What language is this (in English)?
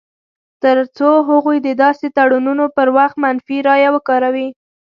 Pashto